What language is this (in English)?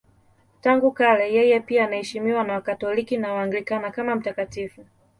Swahili